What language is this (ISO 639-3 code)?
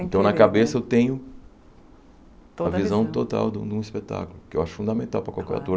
por